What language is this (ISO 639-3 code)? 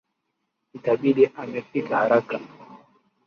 swa